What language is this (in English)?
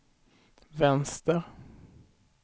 Swedish